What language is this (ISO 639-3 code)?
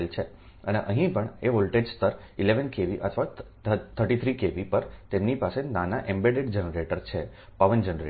guj